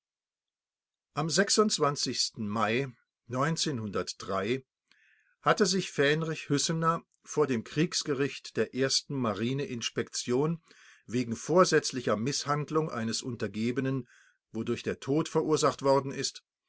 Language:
German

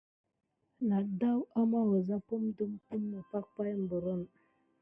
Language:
Gidar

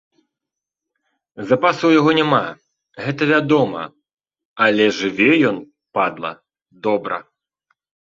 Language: Belarusian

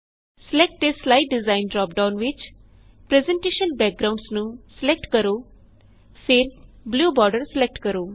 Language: Punjabi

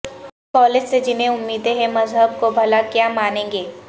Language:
Urdu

